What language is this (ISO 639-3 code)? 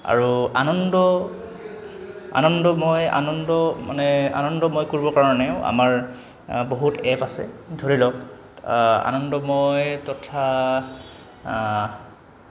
asm